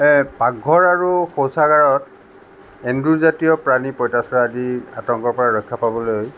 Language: Assamese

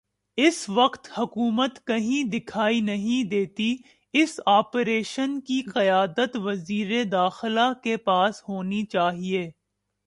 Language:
Urdu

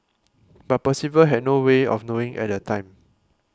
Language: English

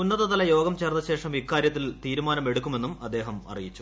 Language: Malayalam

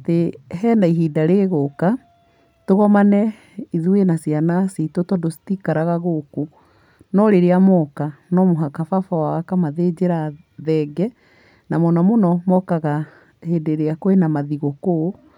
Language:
Kikuyu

